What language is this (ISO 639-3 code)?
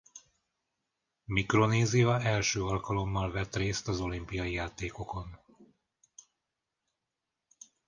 hun